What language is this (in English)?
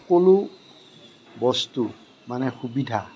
Assamese